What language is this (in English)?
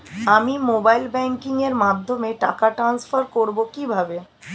Bangla